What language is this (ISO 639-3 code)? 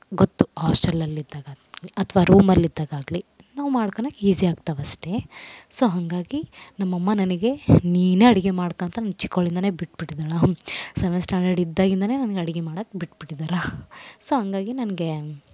kan